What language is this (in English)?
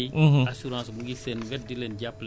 Wolof